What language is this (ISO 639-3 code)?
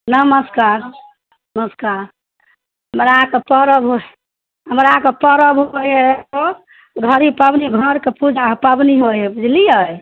mai